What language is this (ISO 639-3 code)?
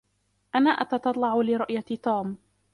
ara